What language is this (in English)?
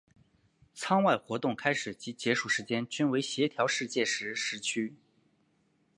Chinese